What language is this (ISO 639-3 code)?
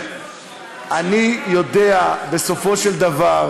heb